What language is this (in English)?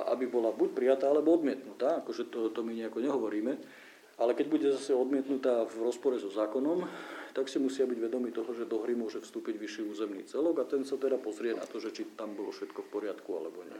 Slovak